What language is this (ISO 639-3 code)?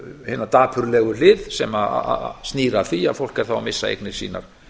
isl